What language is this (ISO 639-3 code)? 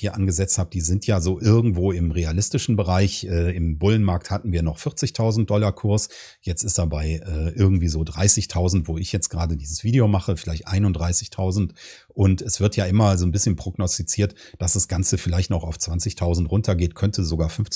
deu